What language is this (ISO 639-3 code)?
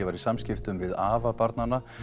isl